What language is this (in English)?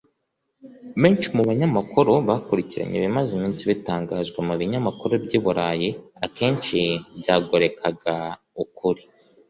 Kinyarwanda